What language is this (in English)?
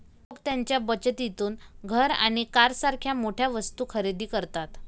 Marathi